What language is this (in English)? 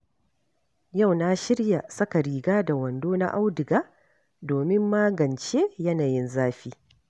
Hausa